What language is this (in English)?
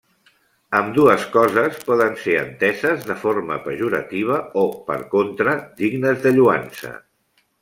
Catalan